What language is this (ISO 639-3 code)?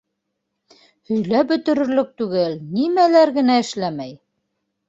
bak